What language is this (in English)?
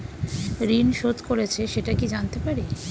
Bangla